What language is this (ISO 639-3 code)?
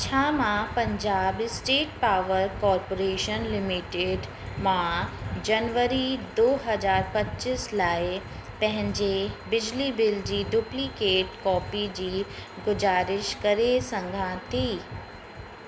snd